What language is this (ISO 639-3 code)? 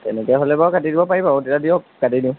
asm